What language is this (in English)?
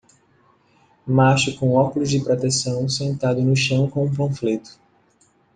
Portuguese